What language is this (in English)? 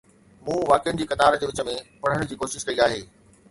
Sindhi